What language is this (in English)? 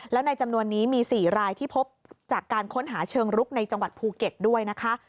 Thai